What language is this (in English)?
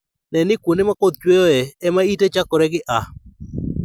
Luo (Kenya and Tanzania)